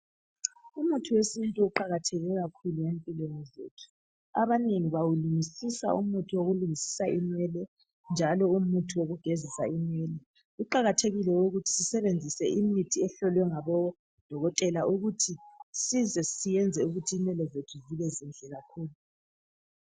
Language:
North Ndebele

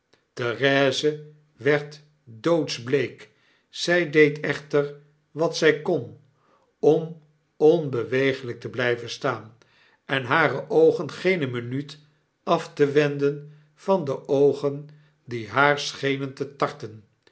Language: Dutch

